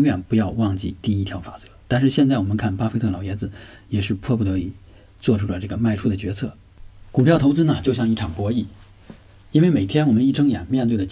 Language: Chinese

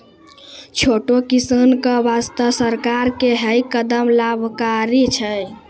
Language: Maithili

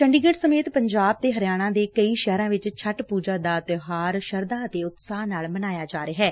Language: Punjabi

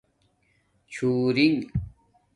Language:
Domaaki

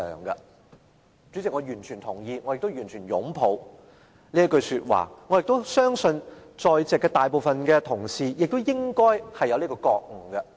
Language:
Cantonese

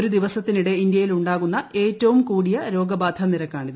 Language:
Malayalam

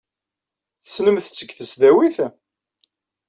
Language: Kabyle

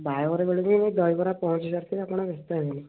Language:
Odia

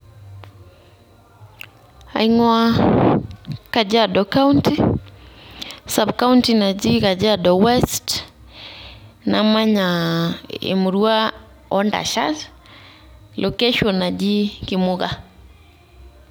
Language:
Masai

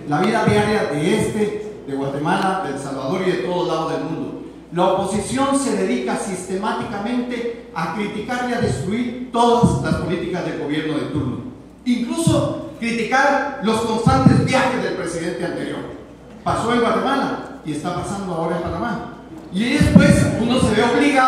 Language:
Spanish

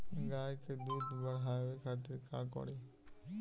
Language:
Bhojpuri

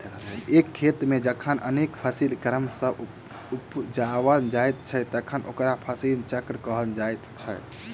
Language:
Maithili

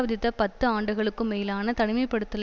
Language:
Tamil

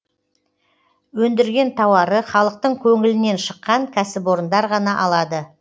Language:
Kazakh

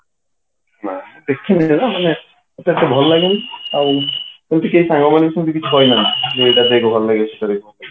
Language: Odia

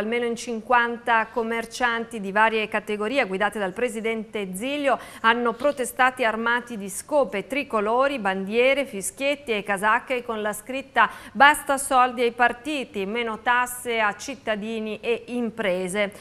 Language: Italian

